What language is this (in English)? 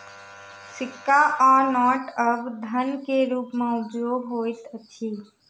Maithili